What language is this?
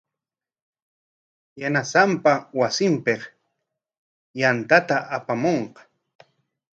Corongo Ancash Quechua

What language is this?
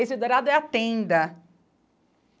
Portuguese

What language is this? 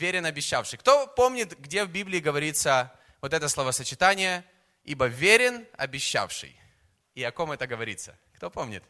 Russian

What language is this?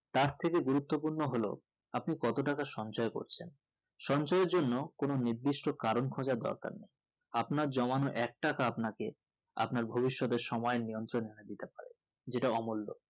Bangla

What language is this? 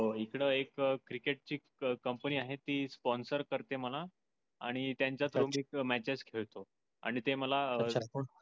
Marathi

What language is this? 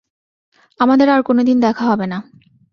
Bangla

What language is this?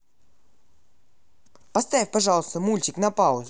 Russian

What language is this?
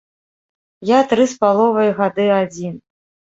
Belarusian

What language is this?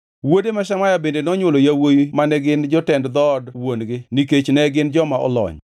Luo (Kenya and Tanzania)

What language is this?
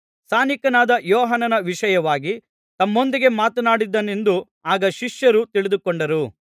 Kannada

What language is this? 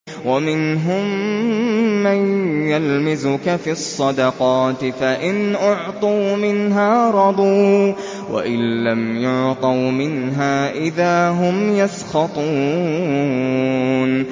Arabic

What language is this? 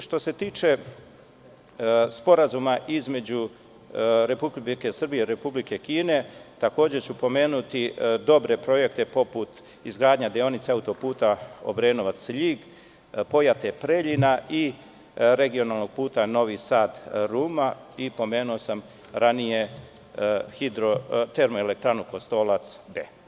Serbian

